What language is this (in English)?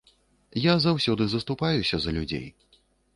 Belarusian